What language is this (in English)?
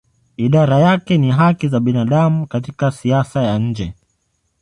Swahili